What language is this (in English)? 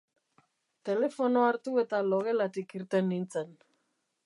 Basque